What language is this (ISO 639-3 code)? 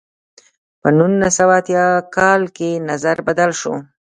pus